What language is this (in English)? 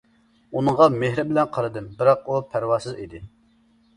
Uyghur